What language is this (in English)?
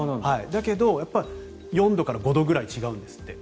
Japanese